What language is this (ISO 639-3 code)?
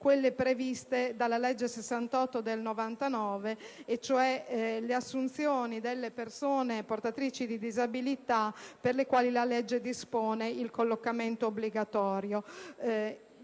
ita